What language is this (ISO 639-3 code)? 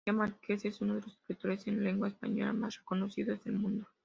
spa